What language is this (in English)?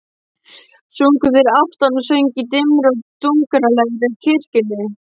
Icelandic